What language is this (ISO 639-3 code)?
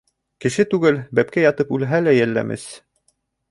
bak